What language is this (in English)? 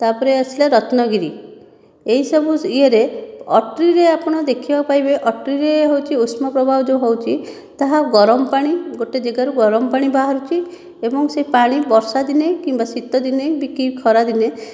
Odia